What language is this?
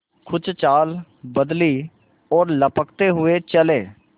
Hindi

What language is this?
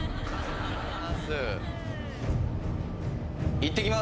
Japanese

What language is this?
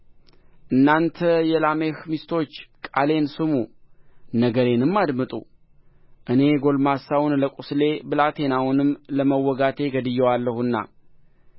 Amharic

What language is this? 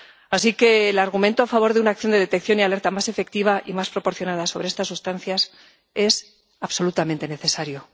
Spanish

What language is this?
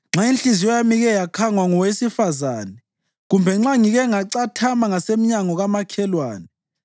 North Ndebele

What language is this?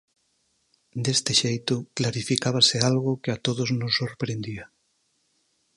Galician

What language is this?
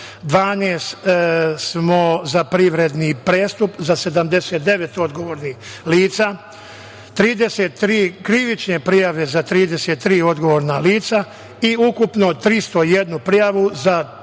Serbian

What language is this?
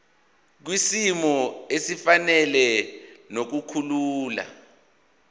Zulu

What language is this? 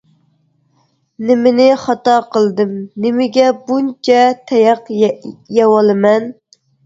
Uyghur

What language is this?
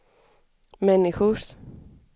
Swedish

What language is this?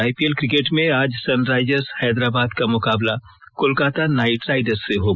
Hindi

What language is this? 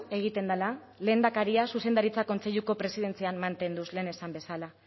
Basque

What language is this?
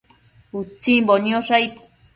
Matsés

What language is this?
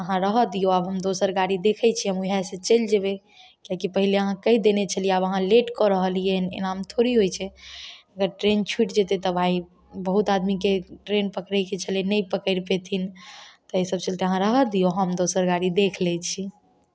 Maithili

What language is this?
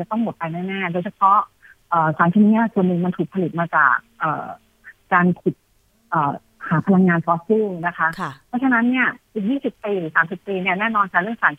Thai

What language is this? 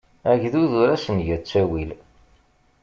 Kabyle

